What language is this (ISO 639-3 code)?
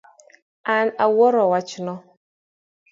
luo